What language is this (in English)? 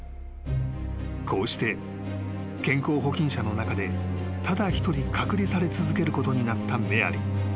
Japanese